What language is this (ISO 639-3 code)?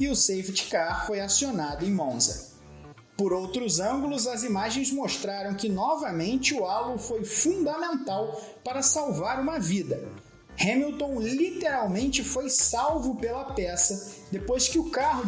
por